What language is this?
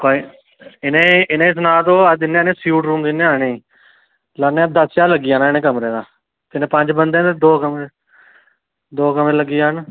Dogri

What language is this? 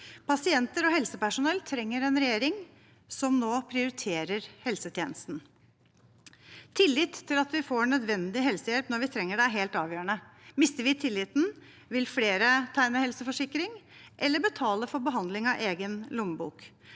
Norwegian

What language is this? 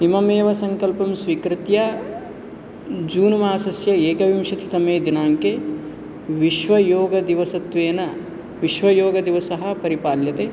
Sanskrit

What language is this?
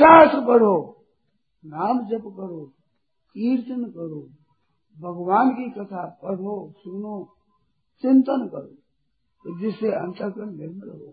Hindi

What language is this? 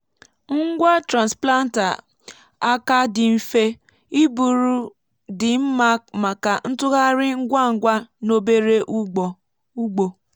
Igbo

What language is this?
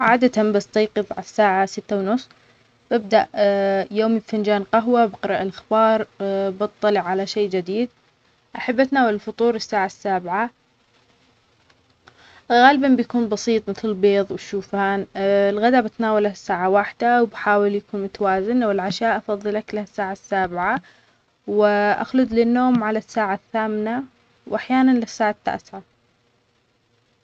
Omani Arabic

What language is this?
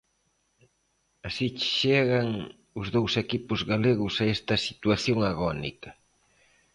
Galician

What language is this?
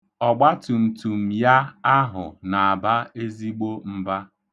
Igbo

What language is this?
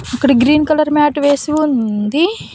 Telugu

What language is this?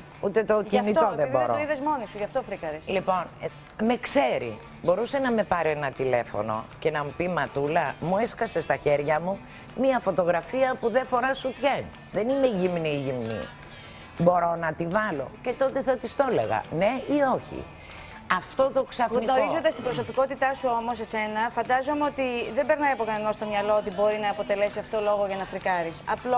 Greek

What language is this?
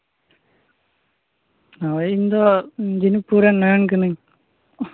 Santali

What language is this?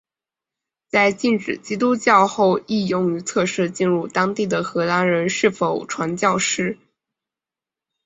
Chinese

